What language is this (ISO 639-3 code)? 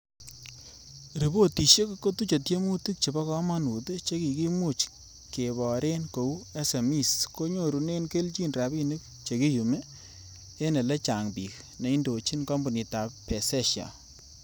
kln